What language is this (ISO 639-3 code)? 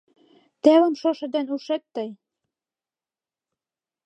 chm